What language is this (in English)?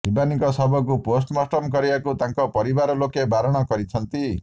Odia